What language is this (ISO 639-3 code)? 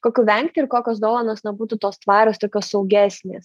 lit